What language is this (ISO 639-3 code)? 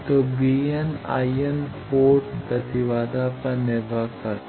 hin